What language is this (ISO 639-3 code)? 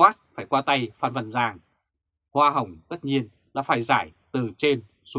vie